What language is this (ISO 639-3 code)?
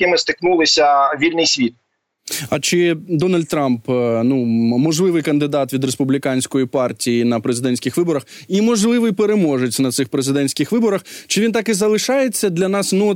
ukr